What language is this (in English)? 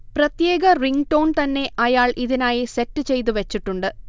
Malayalam